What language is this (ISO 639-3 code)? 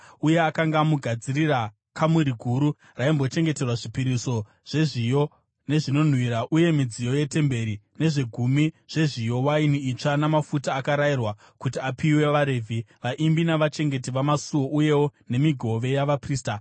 sna